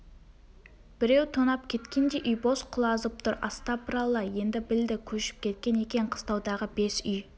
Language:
Kazakh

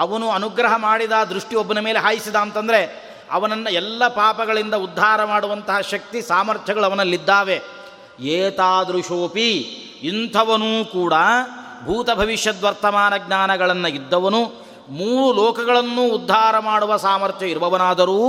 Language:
Kannada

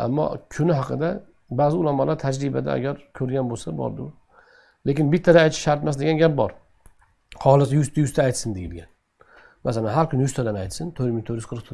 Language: Turkish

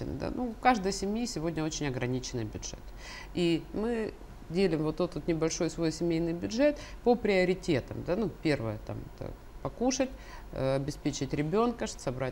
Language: Russian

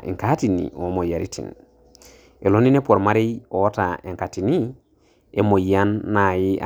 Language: Masai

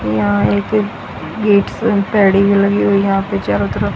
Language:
Hindi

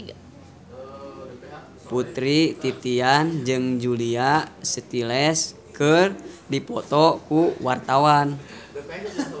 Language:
Sundanese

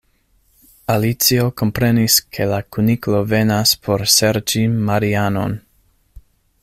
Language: Esperanto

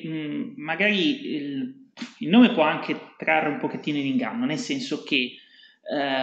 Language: Italian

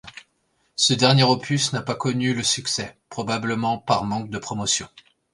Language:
French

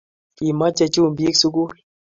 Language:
Kalenjin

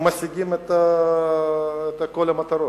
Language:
Hebrew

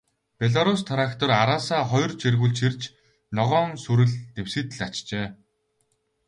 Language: Mongolian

